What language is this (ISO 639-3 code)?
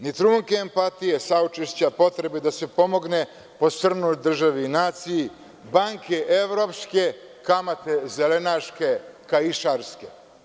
srp